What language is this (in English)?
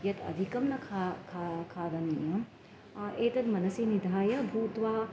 Sanskrit